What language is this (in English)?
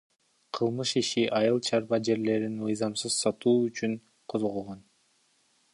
Kyrgyz